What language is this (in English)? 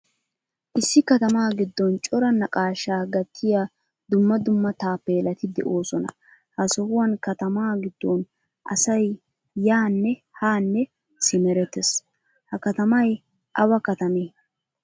Wolaytta